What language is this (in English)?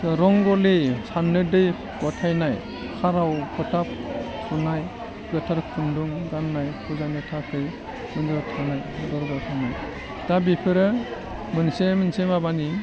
Bodo